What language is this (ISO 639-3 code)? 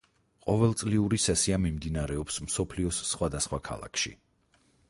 kat